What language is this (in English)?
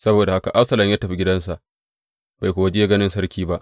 Hausa